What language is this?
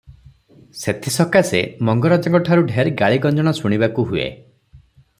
Odia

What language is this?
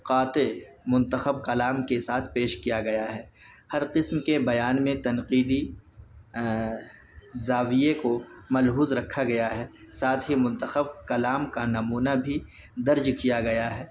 Urdu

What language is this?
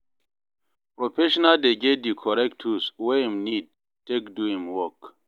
Nigerian Pidgin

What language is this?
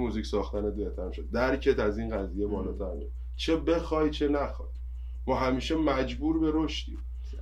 Persian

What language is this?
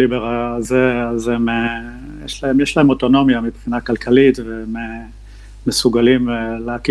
Hebrew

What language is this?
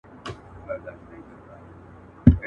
Pashto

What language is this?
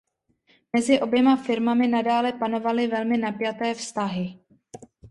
Czech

